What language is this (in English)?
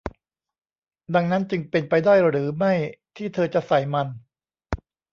Thai